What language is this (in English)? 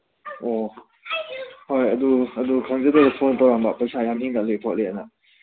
Manipuri